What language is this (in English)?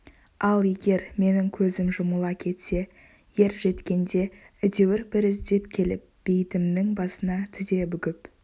Kazakh